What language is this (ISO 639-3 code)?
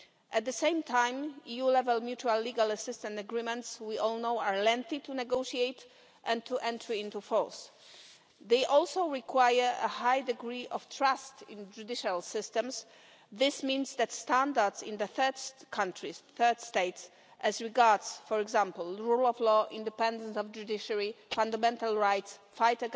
eng